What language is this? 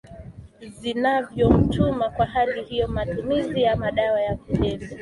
Swahili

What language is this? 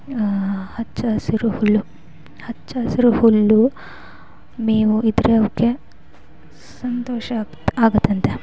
Kannada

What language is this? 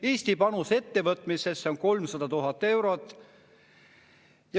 Estonian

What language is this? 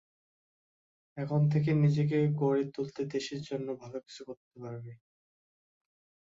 Bangla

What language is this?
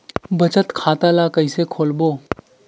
Chhattisgarhi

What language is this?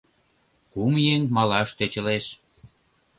Mari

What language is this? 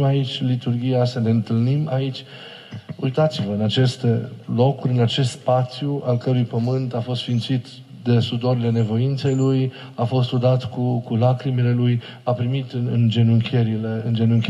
Romanian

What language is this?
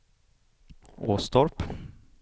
Swedish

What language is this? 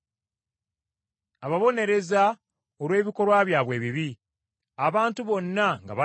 Ganda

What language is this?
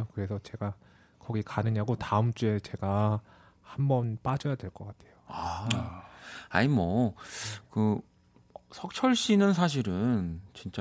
Korean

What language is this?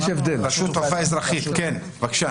Hebrew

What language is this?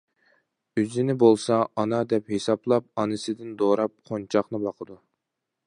Uyghur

